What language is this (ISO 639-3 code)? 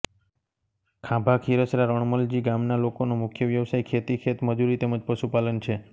guj